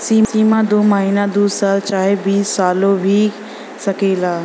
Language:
Bhojpuri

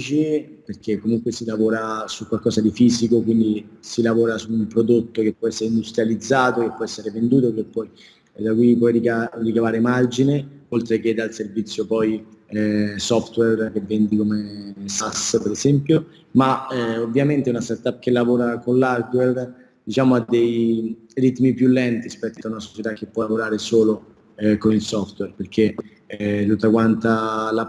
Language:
Italian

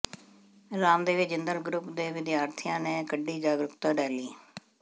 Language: Punjabi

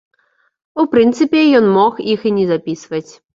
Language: Belarusian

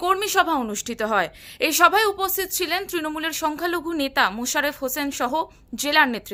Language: Bangla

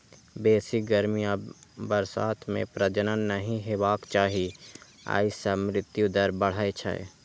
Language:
Maithili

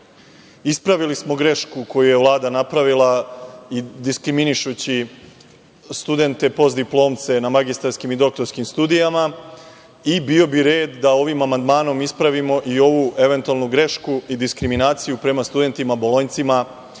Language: Serbian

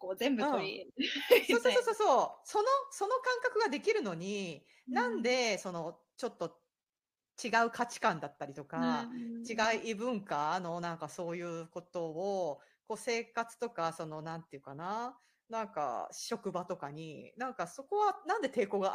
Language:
Japanese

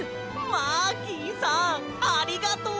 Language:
Japanese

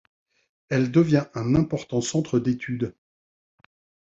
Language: French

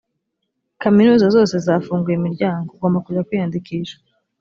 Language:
Kinyarwanda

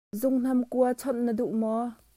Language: Hakha Chin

